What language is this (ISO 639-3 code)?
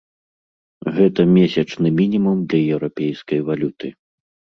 bel